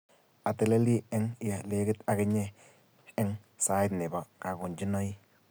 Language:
Kalenjin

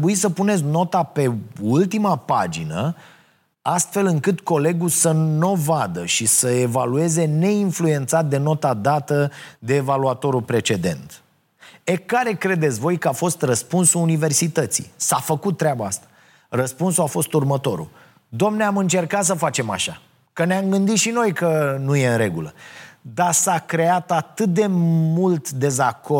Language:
Romanian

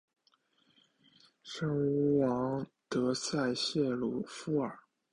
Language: Chinese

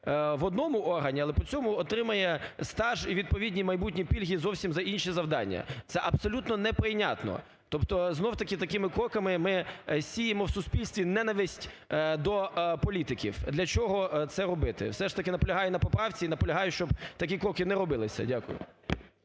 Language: Ukrainian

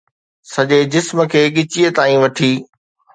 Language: Sindhi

